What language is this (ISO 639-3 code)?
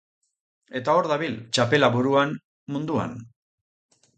eus